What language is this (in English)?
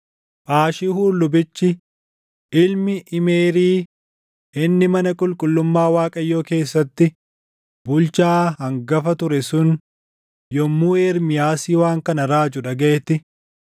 Oromo